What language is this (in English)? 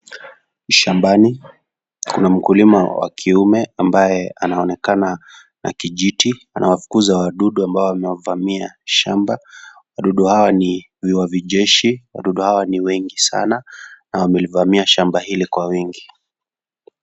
Swahili